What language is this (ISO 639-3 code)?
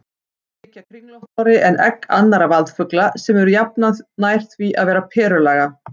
isl